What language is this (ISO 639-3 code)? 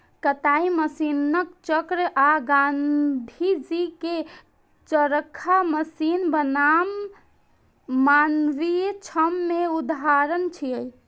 mai